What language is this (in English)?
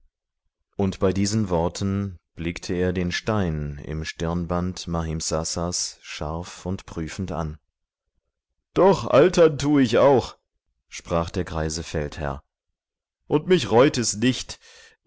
German